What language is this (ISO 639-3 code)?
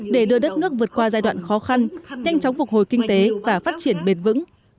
vie